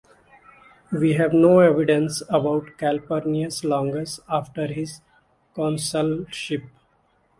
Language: English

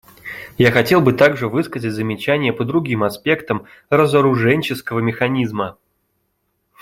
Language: Russian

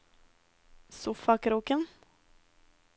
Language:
Norwegian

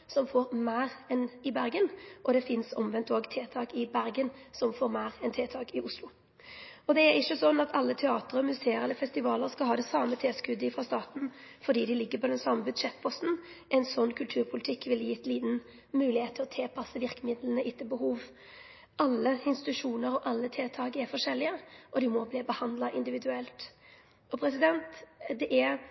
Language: Norwegian Nynorsk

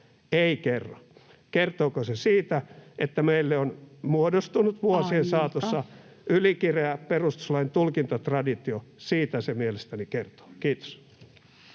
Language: Finnish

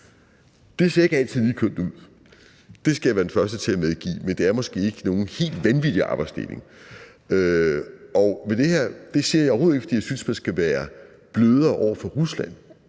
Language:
Danish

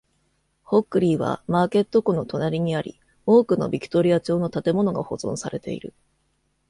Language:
Japanese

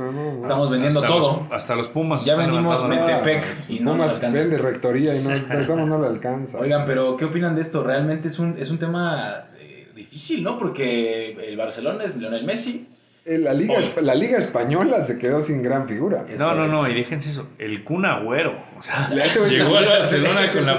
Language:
Spanish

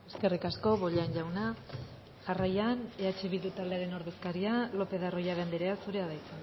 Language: Basque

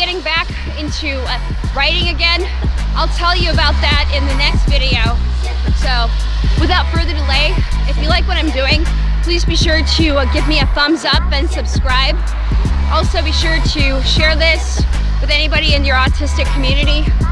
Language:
English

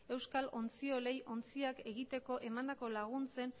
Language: Basque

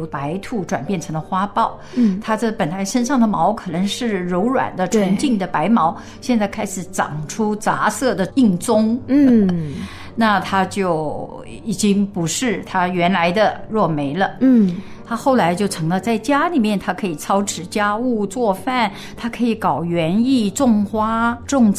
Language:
Chinese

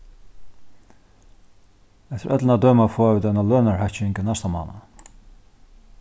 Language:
Faroese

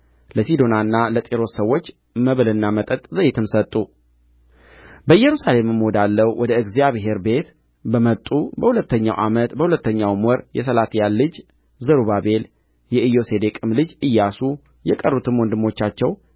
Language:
Amharic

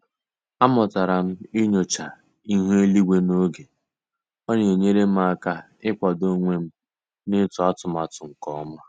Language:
Igbo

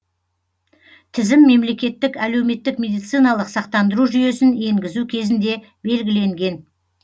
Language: Kazakh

